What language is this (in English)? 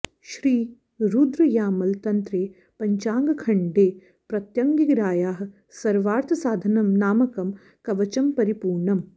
Sanskrit